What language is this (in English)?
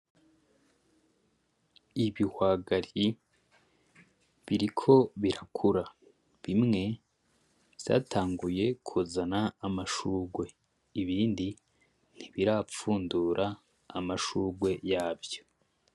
Rundi